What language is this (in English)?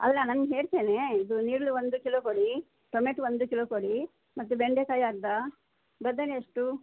Kannada